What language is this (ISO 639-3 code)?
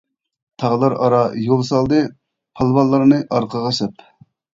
uig